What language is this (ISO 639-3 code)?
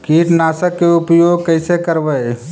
mag